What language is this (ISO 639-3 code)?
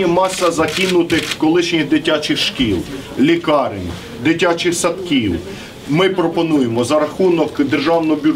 ukr